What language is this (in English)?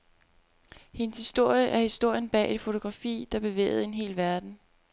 Danish